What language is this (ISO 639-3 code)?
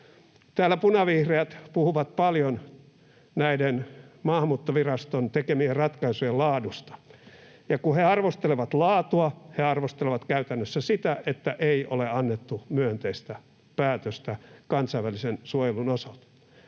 fin